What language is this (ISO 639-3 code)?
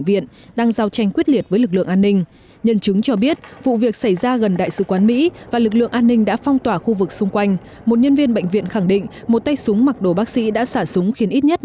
vie